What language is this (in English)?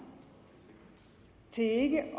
Danish